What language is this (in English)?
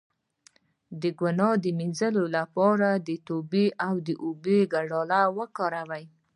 Pashto